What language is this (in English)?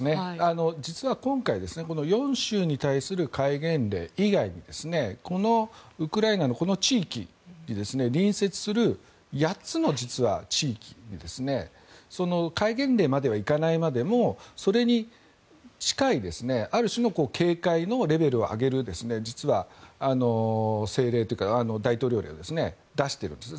Japanese